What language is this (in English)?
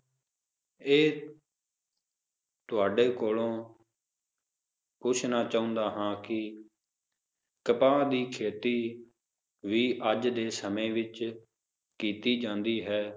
Punjabi